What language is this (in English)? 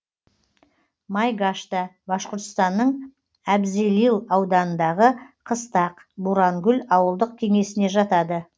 Kazakh